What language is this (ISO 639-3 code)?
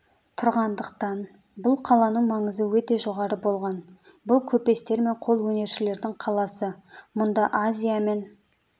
kaz